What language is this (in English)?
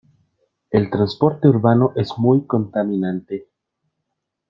Spanish